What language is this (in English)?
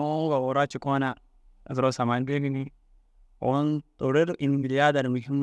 Dazaga